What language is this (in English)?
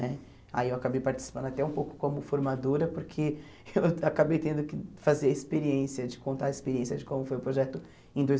Portuguese